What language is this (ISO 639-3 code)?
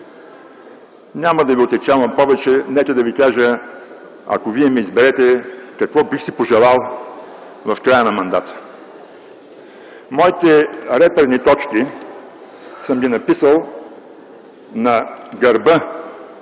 bul